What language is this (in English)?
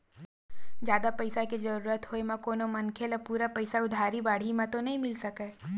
Chhattisgarhi